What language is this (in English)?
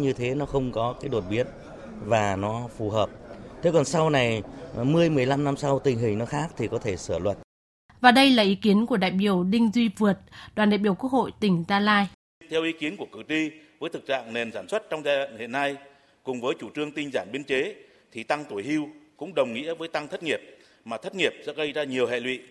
Vietnamese